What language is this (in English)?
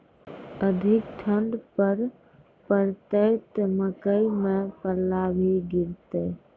Maithili